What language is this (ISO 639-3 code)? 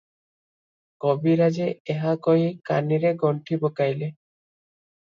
ori